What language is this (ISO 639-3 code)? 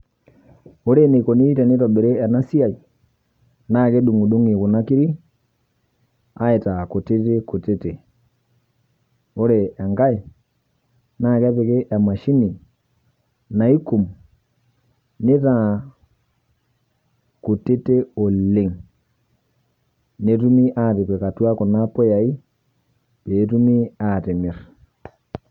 mas